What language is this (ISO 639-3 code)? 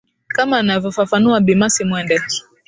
swa